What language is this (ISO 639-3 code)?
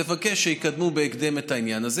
heb